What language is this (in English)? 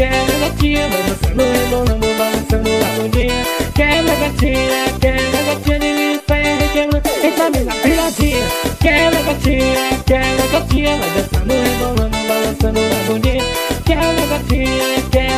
Indonesian